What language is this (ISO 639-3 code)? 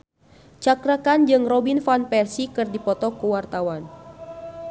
sun